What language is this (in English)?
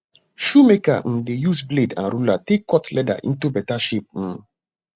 Nigerian Pidgin